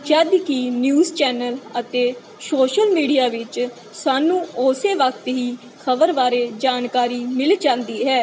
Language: Punjabi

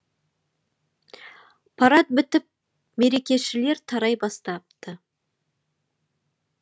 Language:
Kazakh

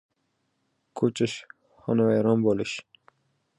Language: Uzbek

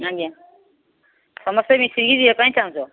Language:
Odia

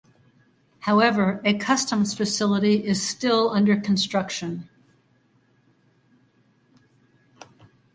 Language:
English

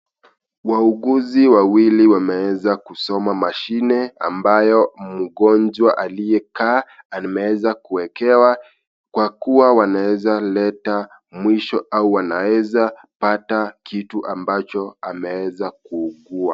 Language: Swahili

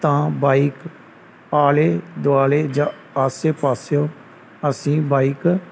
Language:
Punjabi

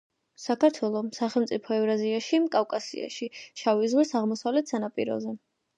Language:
Georgian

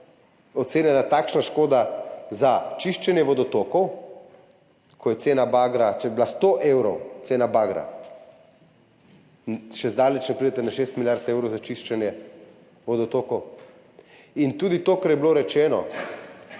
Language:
Slovenian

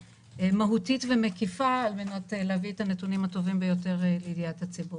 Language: Hebrew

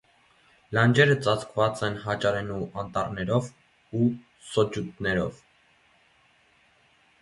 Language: Armenian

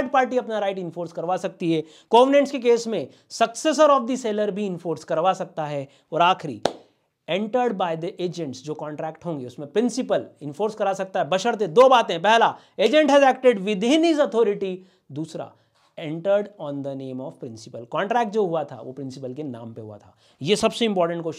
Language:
Hindi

